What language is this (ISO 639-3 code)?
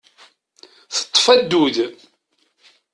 kab